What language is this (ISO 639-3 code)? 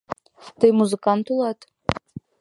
chm